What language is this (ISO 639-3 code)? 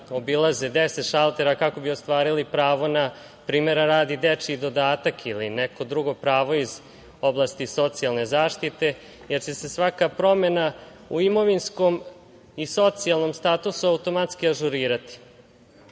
srp